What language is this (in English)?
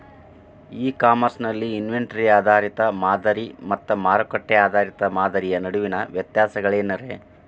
Kannada